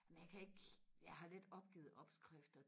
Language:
Danish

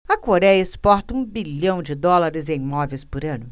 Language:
Portuguese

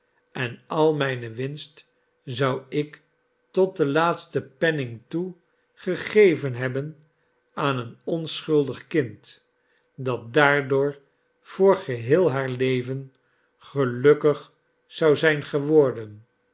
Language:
Dutch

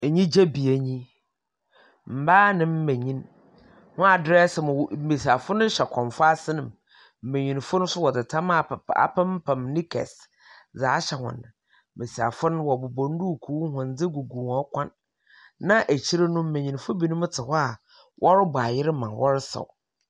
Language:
Akan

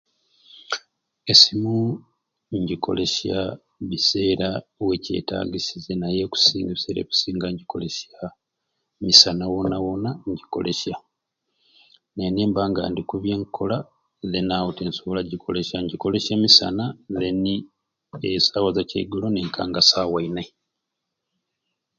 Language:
Ruuli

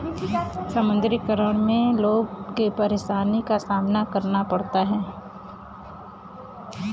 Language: Bhojpuri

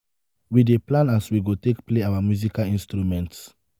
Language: Nigerian Pidgin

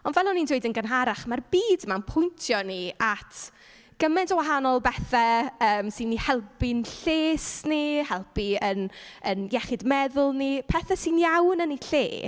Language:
Welsh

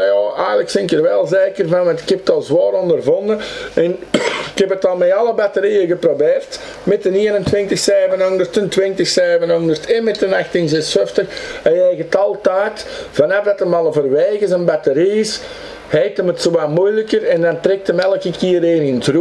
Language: Dutch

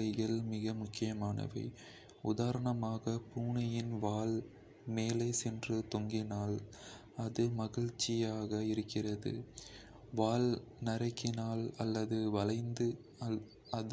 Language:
Kota (India)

